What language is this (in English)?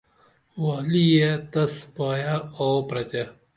Dameli